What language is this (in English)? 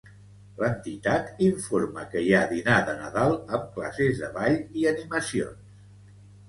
Catalan